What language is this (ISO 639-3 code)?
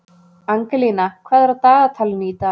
isl